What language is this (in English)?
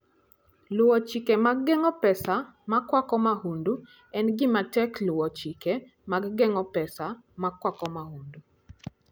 Luo (Kenya and Tanzania)